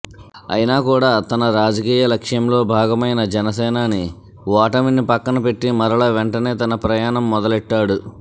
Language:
Telugu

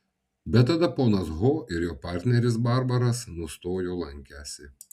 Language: Lithuanian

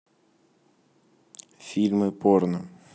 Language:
Russian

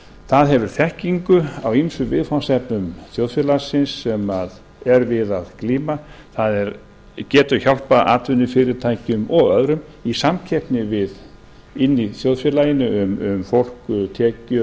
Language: Icelandic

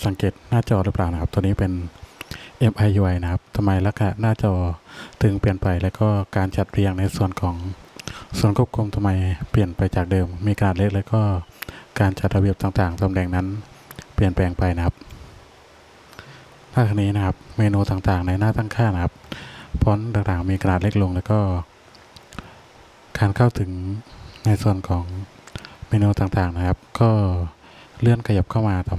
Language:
Thai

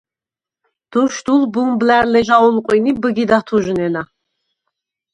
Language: Svan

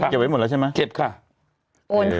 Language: Thai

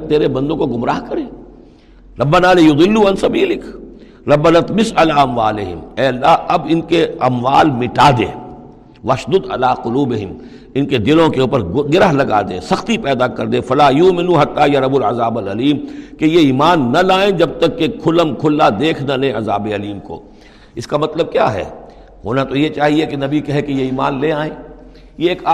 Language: Urdu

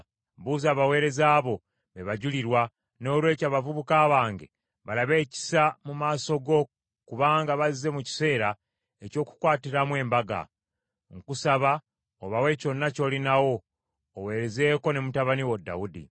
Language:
Ganda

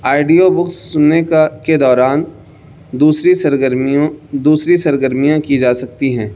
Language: Urdu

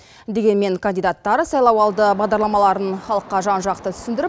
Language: Kazakh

